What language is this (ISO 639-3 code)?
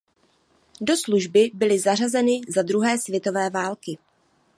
ces